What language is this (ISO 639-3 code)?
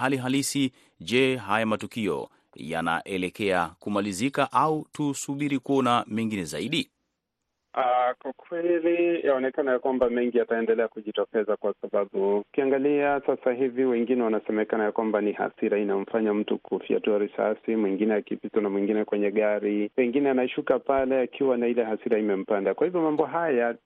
swa